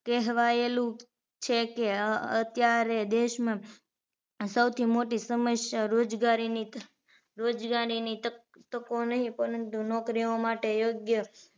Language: Gujarati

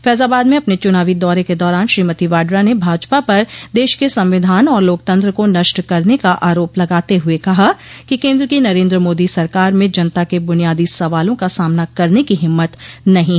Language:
Hindi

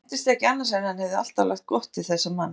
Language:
Icelandic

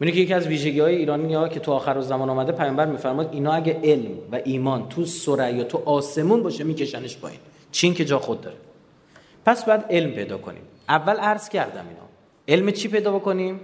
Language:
Persian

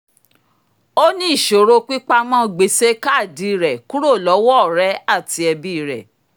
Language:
Yoruba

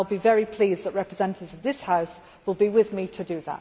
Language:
English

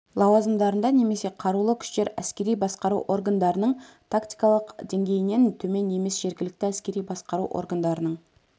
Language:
Kazakh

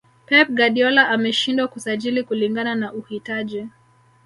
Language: Swahili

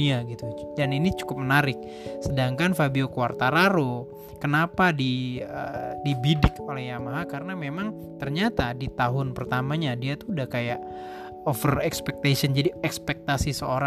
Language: Indonesian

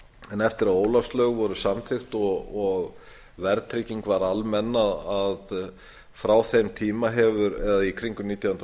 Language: Icelandic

